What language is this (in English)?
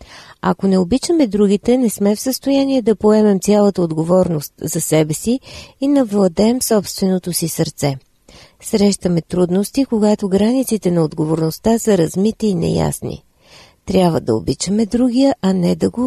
Bulgarian